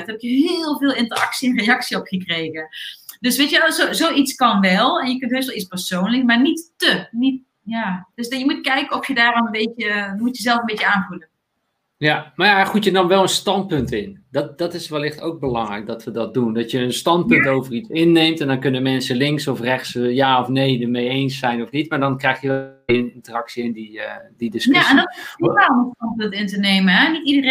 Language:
Dutch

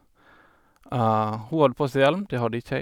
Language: Norwegian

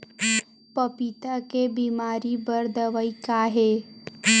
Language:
Chhattisgarhi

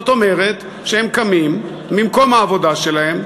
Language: Hebrew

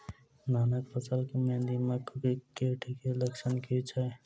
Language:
Maithili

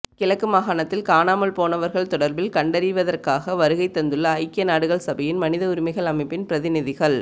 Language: Tamil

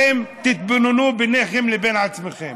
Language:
Hebrew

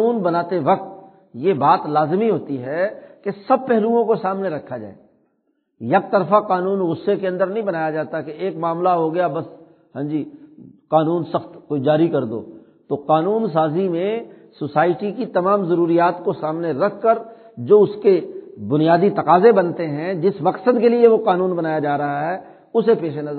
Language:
Urdu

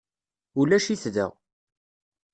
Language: Kabyle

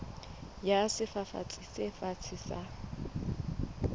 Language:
Southern Sotho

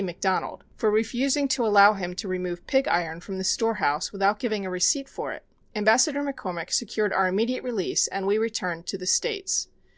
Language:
English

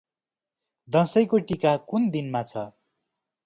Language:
Nepali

